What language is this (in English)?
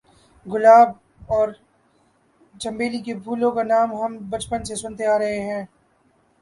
Urdu